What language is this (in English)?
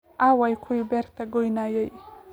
Somali